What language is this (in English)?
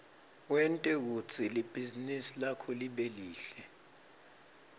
Swati